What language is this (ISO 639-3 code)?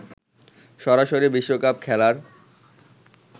ben